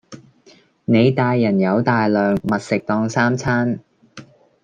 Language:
Cantonese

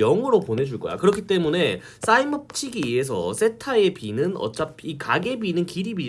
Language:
Korean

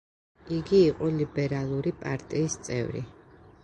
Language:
Georgian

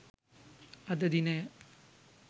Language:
Sinhala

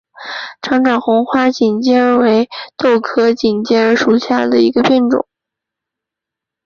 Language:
Chinese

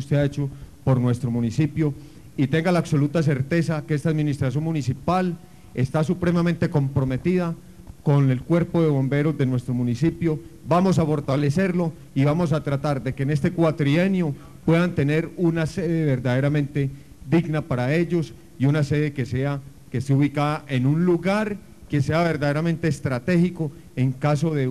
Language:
Spanish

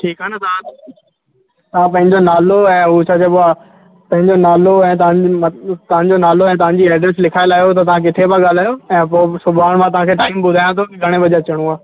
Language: Sindhi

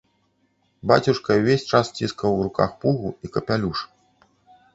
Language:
Belarusian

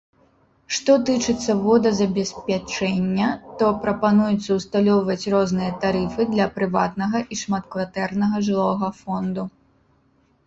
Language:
Belarusian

